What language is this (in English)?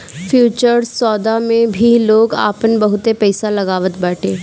Bhojpuri